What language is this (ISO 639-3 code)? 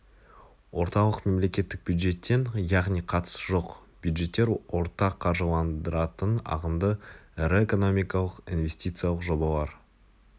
kaz